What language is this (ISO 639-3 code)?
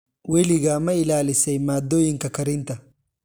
som